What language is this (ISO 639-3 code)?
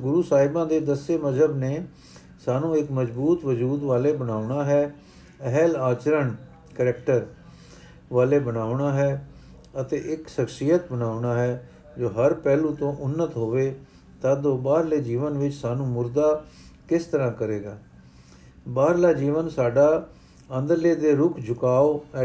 pan